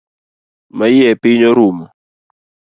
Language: Luo (Kenya and Tanzania)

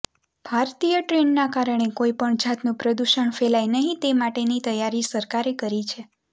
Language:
Gujarati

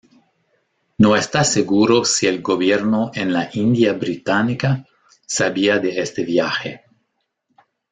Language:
Spanish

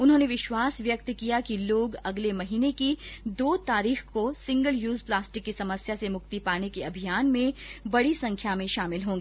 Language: Hindi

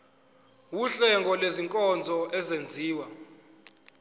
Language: Zulu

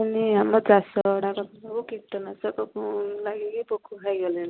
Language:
Odia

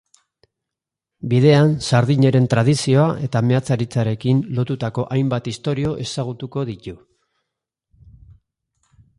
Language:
Basque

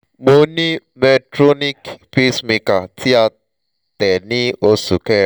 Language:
Yoruba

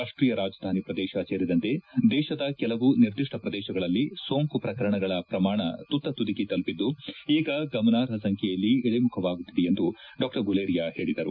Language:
Kannada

